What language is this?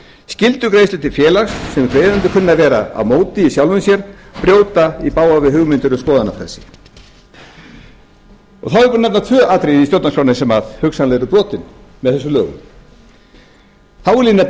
Icelandic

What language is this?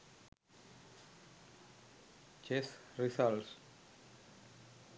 Sinhala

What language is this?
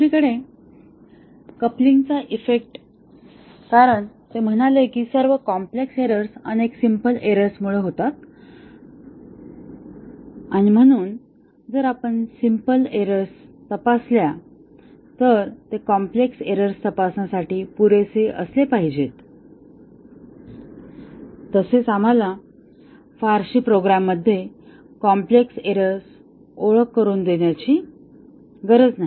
Marathi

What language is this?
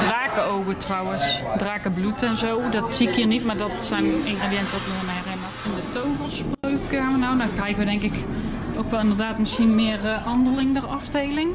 Dutch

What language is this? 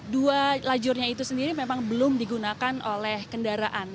Indonesian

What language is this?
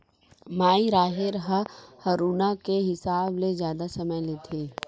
Chhattisgarhi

